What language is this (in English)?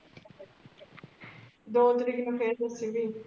Punjabi